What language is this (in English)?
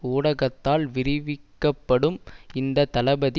Tamil